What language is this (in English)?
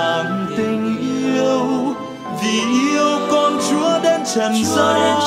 Vietnamese